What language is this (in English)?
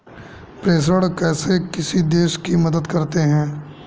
Hindi